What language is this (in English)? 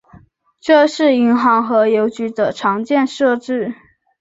Chinese